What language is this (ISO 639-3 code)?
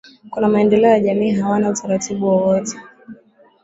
swa